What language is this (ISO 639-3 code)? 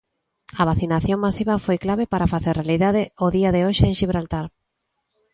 glg